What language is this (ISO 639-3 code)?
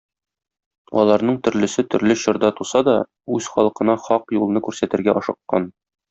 tat